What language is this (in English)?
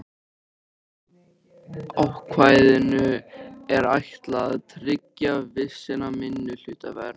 Icelandic